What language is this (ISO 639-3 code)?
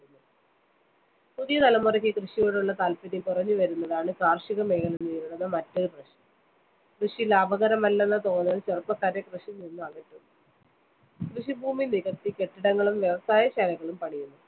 mal